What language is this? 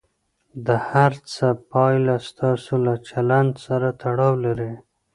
Pashto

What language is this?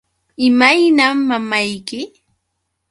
Yauyos Quechua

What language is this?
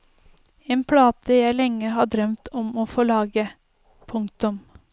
Norwegian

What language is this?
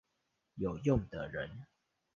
Chinese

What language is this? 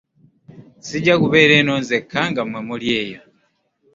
Ganda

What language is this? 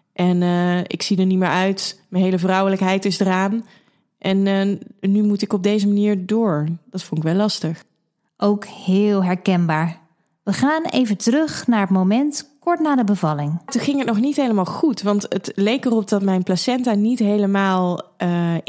Dutch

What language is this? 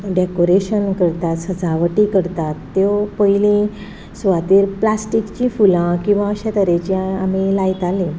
Konkani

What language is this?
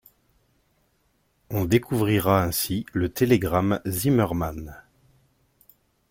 French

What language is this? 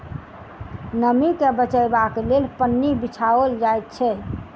Maithili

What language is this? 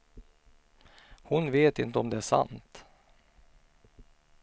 Swedish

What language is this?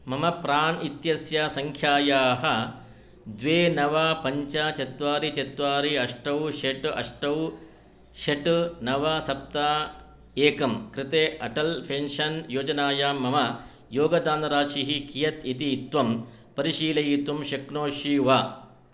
Sanskrit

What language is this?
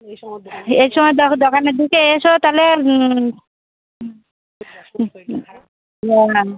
Bangla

